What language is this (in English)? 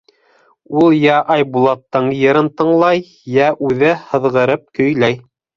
Bashkir